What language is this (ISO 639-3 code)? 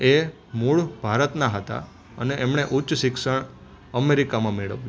guj